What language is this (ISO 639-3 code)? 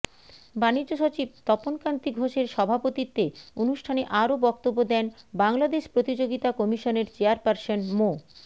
ben